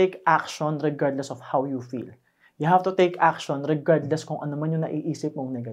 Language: Filipino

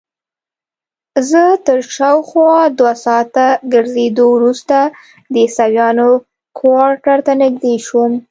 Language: Pashto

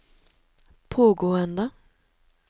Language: Norwegian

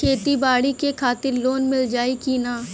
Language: Bhojpuri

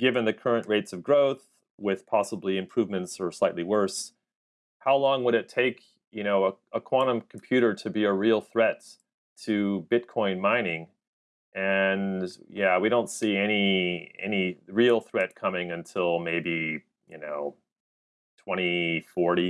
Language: English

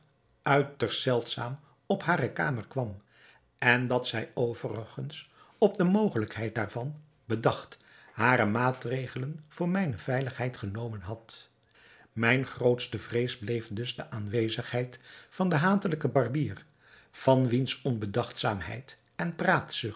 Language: Dutch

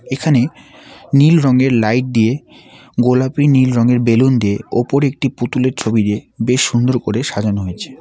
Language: Bangla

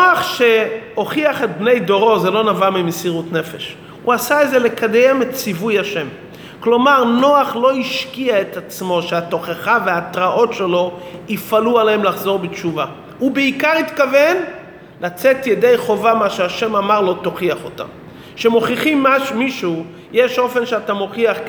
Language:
Hebrew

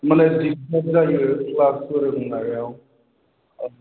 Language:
Bodo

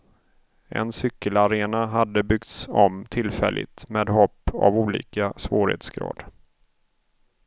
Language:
Swedish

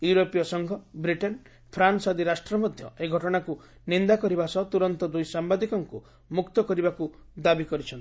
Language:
Odia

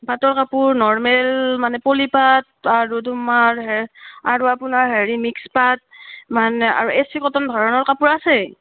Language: Assamese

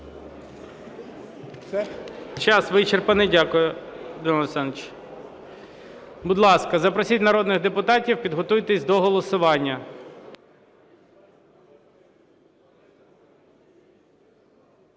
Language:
Ukrainian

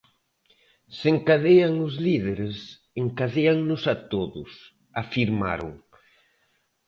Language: Galician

